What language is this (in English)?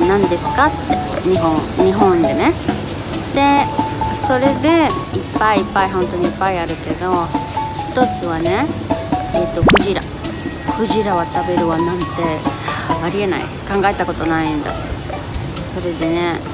Japanese